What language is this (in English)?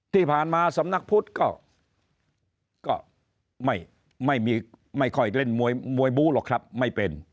Thai